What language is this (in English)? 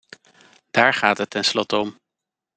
Dutch